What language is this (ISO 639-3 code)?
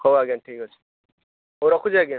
ori